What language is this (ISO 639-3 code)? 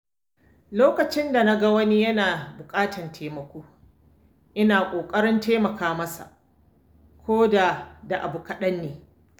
hau